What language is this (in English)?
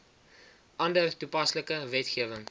Afrikaans